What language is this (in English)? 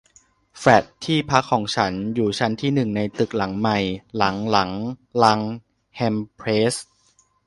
Thai